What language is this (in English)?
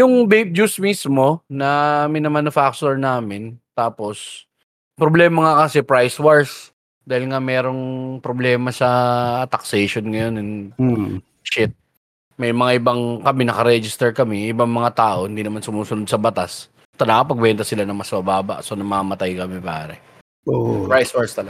Filipino